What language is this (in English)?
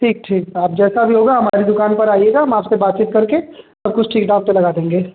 Hindi